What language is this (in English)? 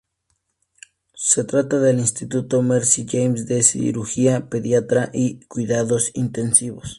Spanish